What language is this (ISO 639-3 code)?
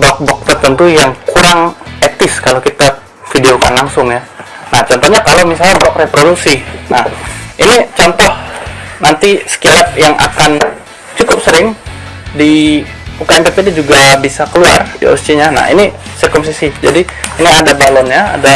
ind